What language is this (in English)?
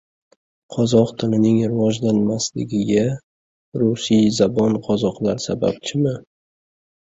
Uzbek